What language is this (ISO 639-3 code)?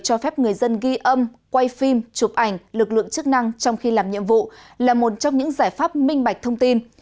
vie